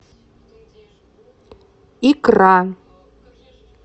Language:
Russian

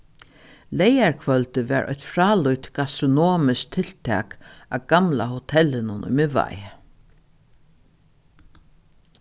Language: Faroese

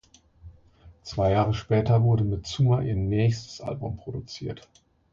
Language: German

